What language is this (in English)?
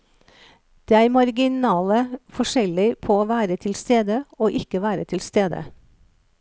Norwegian